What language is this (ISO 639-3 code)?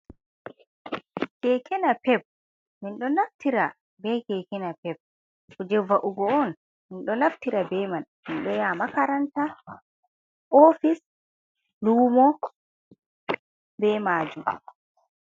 ful